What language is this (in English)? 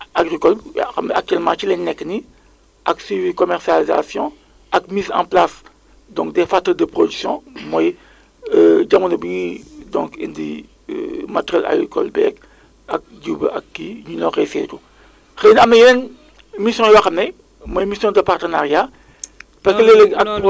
Wolof